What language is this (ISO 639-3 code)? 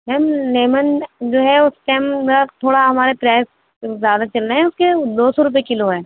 urd